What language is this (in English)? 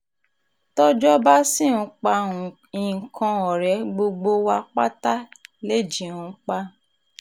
Yoruba